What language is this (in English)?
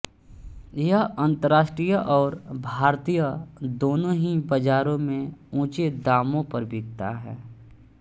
Hindi